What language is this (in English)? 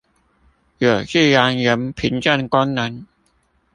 Chinese